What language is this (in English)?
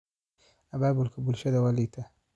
Somali